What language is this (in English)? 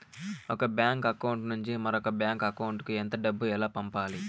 Telugu